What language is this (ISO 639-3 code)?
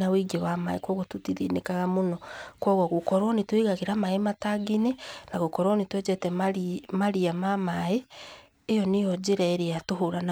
kik